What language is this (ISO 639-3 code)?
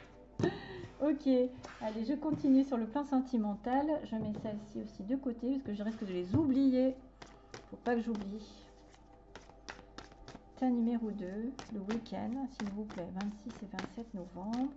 fra